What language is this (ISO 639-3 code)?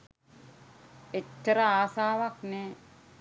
sin